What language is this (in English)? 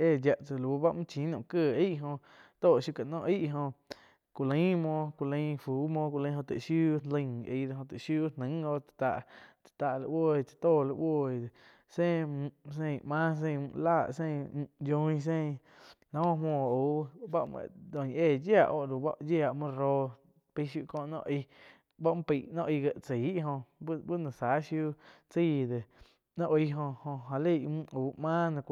Quiotepec Chinantec